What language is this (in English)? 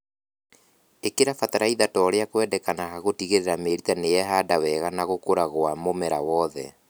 Kikuyu